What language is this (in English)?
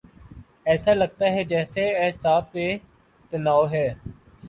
Urdu